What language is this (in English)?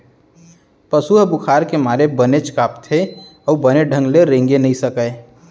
Chhattisgarhi